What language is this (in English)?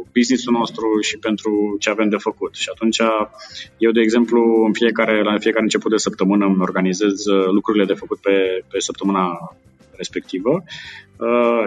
Romanian